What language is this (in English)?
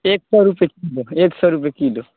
Maithili